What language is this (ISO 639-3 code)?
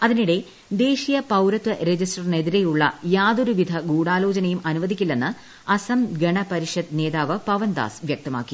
mal